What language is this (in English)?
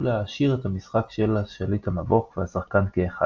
Hebrew